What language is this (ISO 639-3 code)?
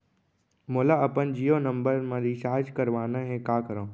hne